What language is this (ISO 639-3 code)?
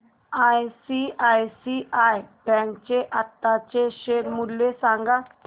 mar